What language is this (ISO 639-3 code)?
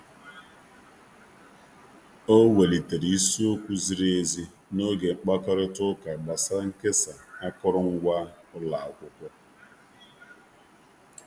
ibo